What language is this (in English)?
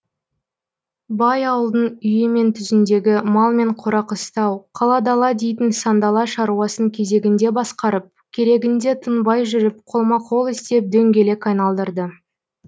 Kazakh